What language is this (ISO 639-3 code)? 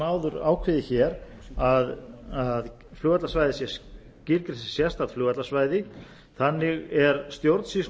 isl